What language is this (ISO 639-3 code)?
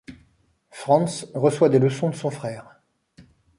fra